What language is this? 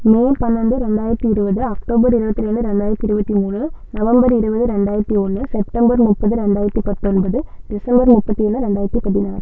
Tamil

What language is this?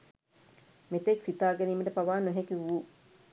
Sinhala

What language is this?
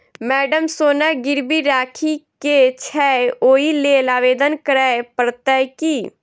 Maithili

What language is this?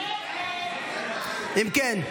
Hebrew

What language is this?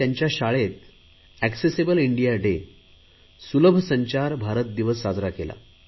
Marathi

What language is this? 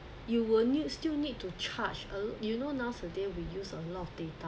English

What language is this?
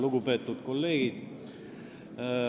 Estonian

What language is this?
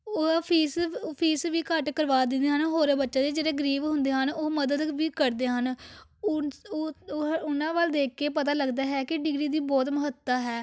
Punjabi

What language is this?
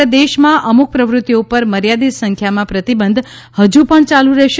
Gujarati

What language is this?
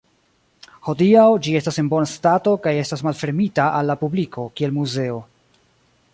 Esperanto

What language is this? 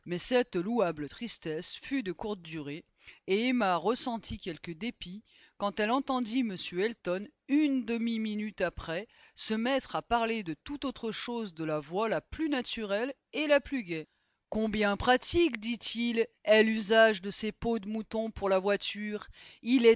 French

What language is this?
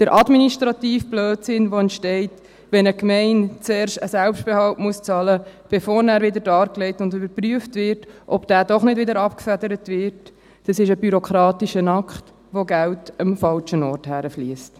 Swiss German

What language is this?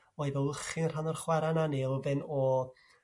Welsh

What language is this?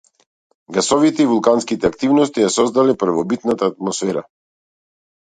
Macedonian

